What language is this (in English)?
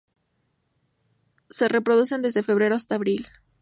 Spanish